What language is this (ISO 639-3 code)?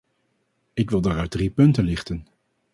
nld